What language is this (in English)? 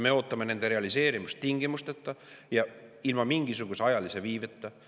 Estonian